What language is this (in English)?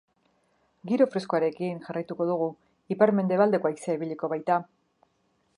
Basque